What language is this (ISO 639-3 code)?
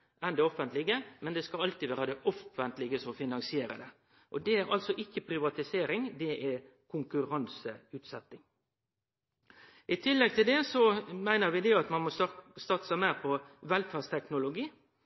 nno